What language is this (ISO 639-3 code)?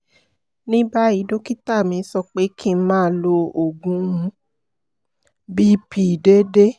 yor